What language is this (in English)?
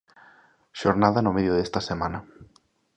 Galician